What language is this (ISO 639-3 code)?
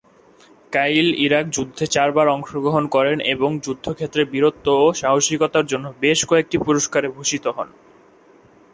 ben